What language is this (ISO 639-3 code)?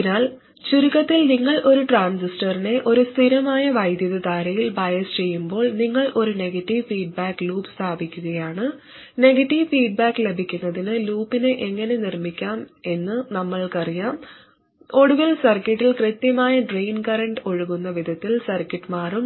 mal